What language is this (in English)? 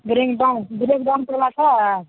Maithili